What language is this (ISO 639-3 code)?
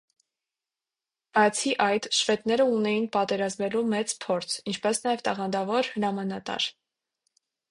hye